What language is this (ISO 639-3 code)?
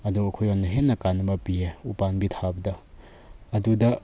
mni